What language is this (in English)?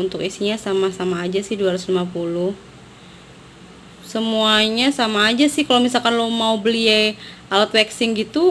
Indonesian